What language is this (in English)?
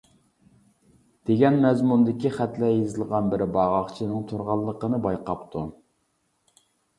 Uyghur